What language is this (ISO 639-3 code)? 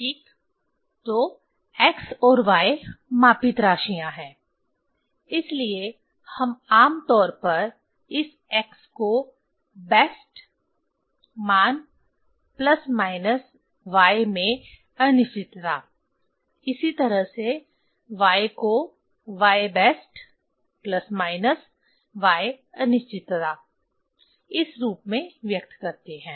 hin